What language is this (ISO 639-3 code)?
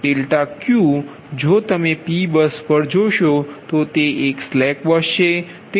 guj